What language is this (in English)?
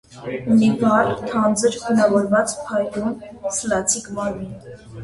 Armenian